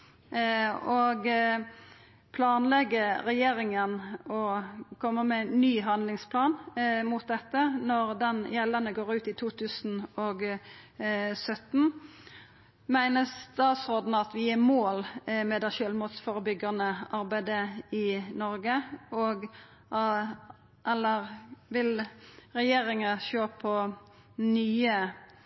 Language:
Norwegian Nynorsk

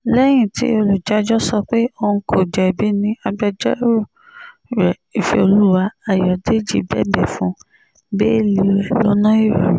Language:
Yoruba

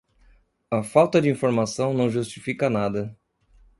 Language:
Portuguese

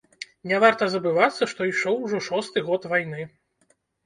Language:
Belarusian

